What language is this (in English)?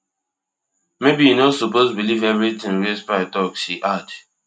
Nigerian Pidgin